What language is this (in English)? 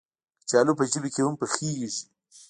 Pashto